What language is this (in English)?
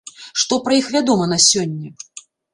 Belarusian